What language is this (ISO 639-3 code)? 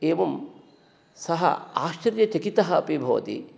san